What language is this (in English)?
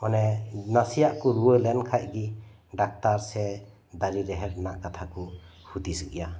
Santali